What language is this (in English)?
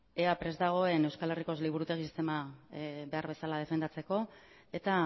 Basque